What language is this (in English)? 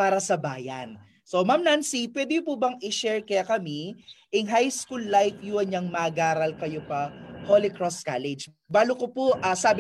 Filipino